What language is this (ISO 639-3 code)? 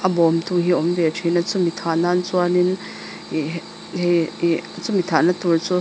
lus